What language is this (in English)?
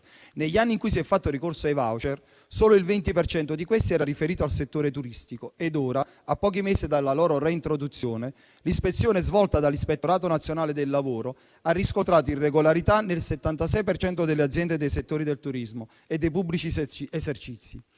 Italian